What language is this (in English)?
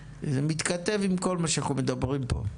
Hebrew